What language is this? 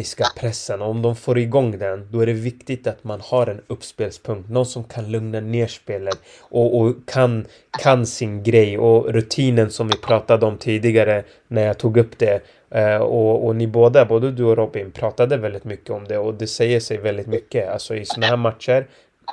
Swedish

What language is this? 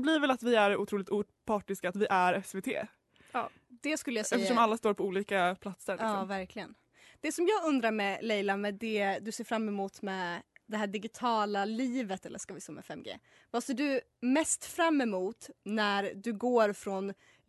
Swedish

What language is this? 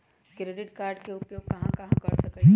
Magahi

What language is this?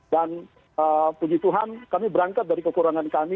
Indonesian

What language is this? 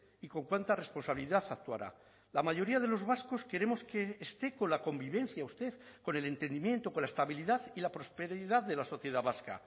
Spanish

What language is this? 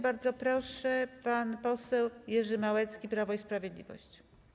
Polish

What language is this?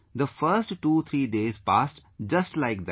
English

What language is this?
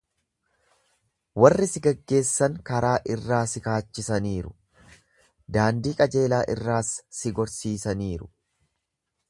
Oromo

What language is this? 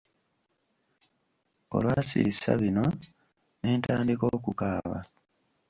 Ganda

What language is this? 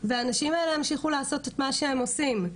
Hebrew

